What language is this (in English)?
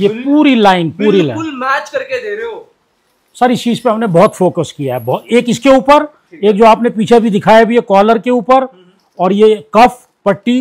Hindi